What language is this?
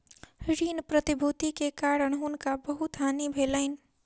Maithili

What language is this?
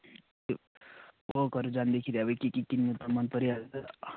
Nepali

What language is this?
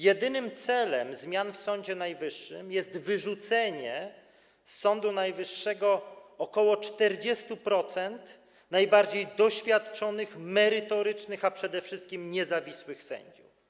Polish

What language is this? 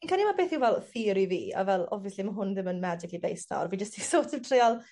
Welsh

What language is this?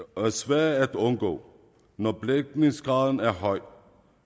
Danish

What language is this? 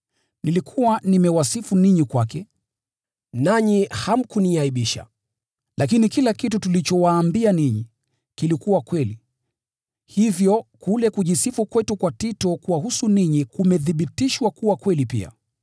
Swahili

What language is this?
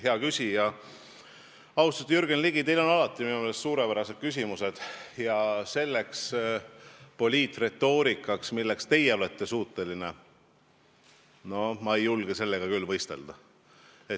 Estonian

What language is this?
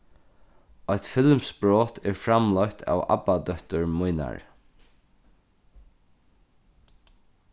Faroese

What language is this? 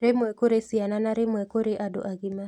Kikuyu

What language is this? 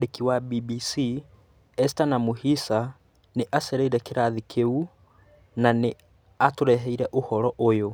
Kikuyu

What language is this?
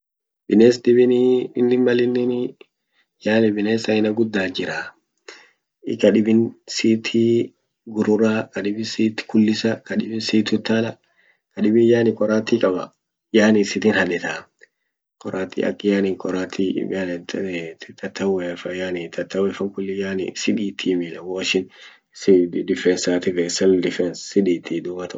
Orma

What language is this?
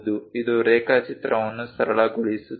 Kannada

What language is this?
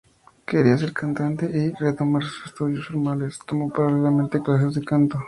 Spanish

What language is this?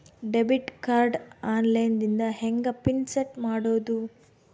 Kannada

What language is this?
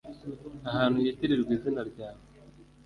Kinyarwanda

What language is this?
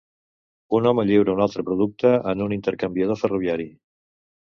Catalan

